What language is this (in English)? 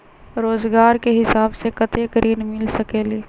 Magahi